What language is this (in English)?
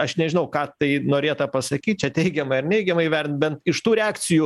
Lithuanian